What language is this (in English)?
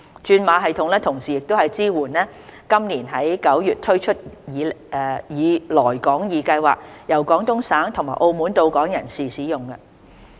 Cantonese